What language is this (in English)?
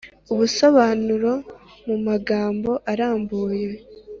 Kinyarwanda